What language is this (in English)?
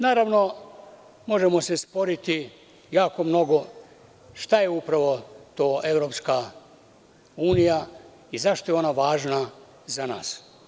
Serbian